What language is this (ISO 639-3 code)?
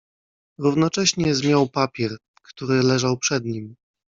pol